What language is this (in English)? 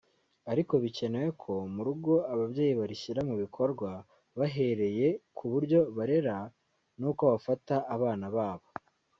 Kinyarwanda